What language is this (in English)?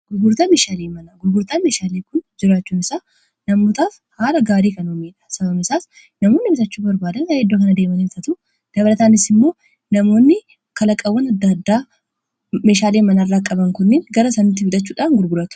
Oromo